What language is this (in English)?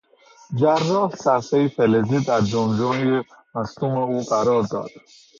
Persian